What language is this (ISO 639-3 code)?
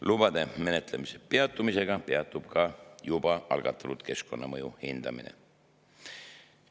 est